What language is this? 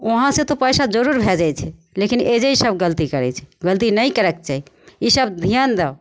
Maithili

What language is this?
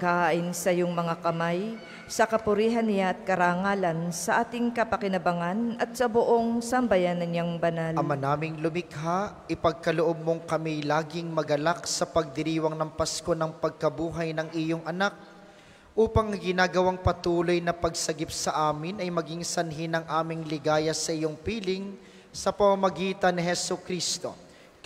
Filipino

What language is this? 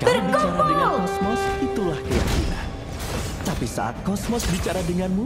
Indonesian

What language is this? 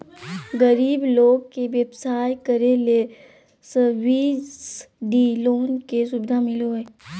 Magahi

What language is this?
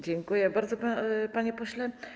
Polish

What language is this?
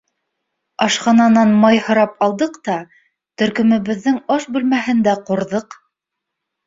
Bashkir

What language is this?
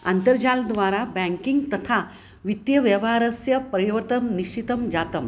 Sanskrit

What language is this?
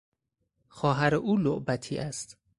Persian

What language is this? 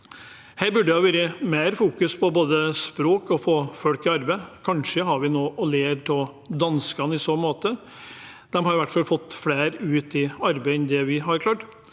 Norwegian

